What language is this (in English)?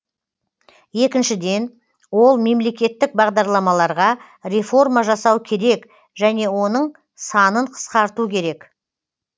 Kazakh